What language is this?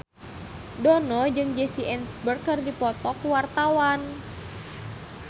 Sundanese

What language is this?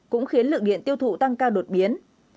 Vietnamese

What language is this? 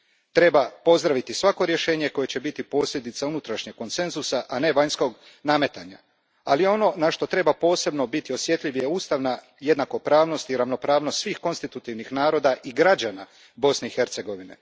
Croatian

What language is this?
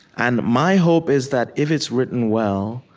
English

